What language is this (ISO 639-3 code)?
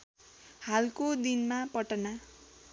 nep